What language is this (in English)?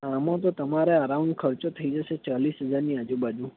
Gujarati